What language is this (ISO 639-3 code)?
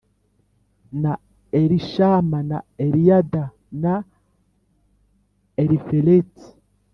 kin